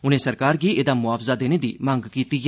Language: Dogri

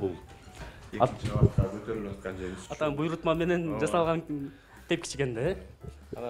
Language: Turkish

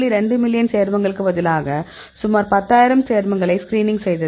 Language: Tamil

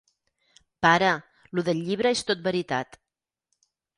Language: Catalan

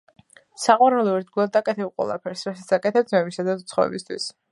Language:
Georgian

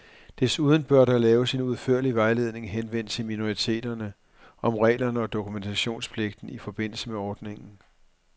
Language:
Danish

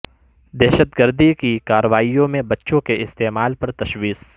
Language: Urdu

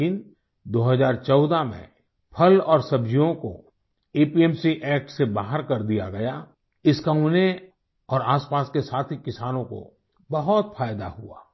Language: Hindi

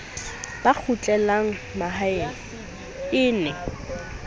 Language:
Southern Sotho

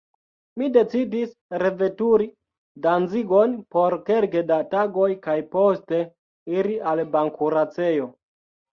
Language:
Esperanto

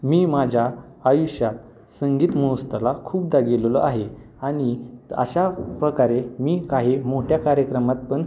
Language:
Marathi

